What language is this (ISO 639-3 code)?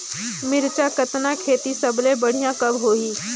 hne